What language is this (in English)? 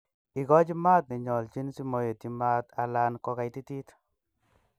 Kalenjin